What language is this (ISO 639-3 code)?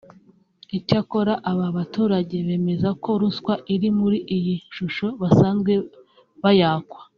kin